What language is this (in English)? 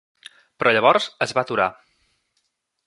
Catalan